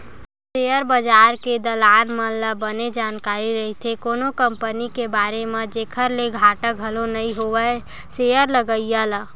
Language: Chhattisgarhi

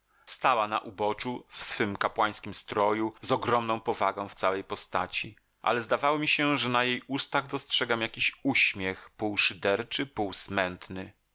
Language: Polish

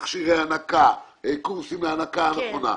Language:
Hebrew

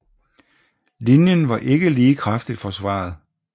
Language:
Danish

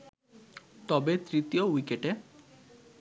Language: Bangla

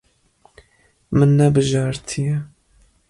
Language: Kurdish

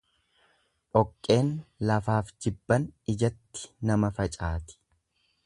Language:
Oromo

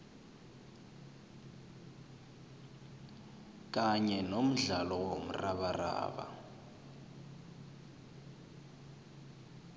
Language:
South Ndebele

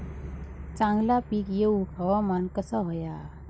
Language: Marathi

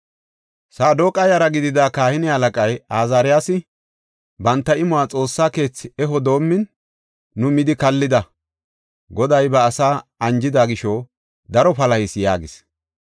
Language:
Gofa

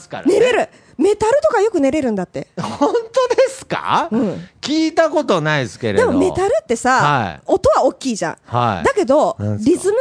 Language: Japanese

